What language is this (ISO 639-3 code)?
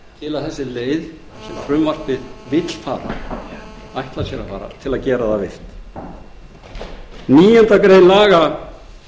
isl